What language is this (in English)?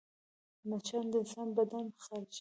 Pashto